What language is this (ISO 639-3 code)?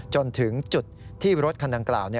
tha